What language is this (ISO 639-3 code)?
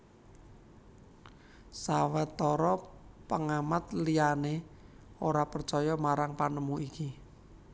jav